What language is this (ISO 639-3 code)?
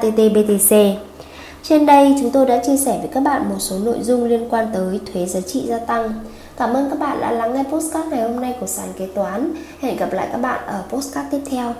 vie